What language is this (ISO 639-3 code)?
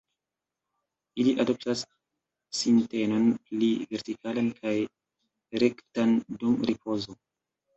epo